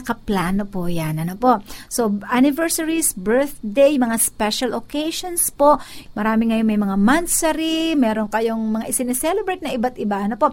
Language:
Filipino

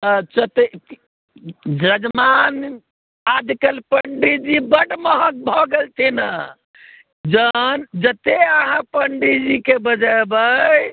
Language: Maithili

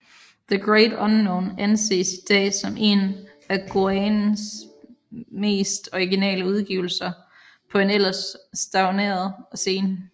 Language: Danish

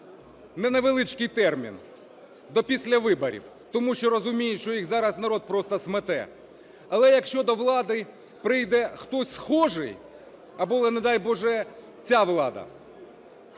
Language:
Ukrainian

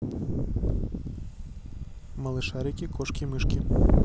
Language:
Russian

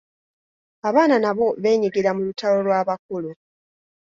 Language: Ganda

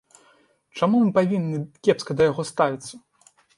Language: Belarusian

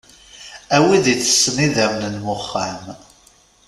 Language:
Kabyle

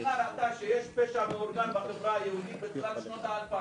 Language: Hebrew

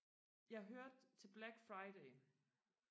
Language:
Danish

